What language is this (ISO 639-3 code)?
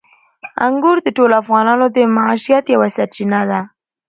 pus